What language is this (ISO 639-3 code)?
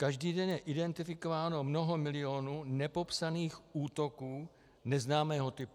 ces